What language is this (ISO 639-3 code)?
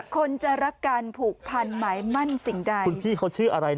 tha